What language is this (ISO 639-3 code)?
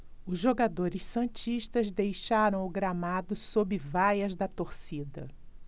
por